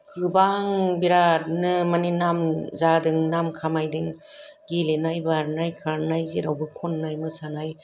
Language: Bodo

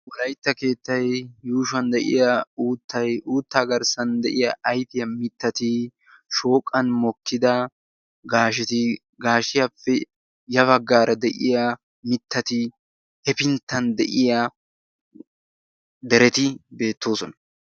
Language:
Wolaytta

